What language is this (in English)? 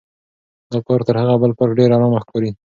Pashto